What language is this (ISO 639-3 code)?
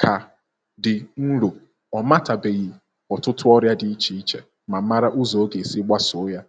ibo